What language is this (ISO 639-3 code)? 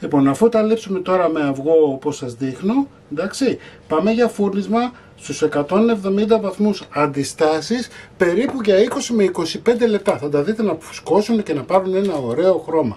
ell